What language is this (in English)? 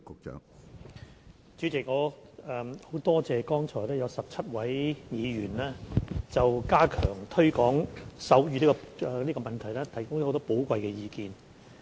Cantonese